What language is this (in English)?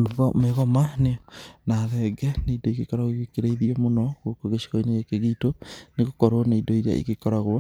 Kikuyu